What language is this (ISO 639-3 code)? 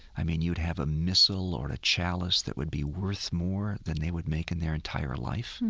eng